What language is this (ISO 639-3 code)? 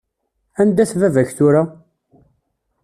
kab